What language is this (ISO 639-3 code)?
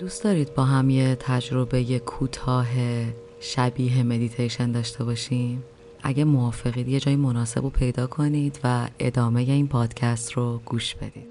fas